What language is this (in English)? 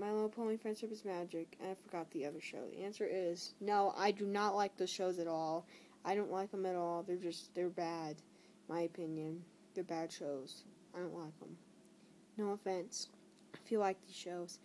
English